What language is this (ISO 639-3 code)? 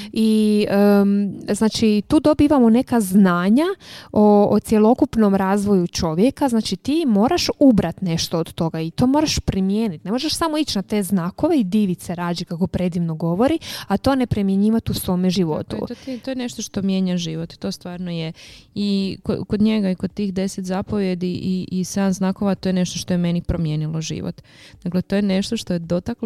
hrv